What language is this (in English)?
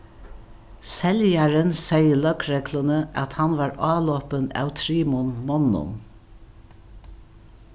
Faroese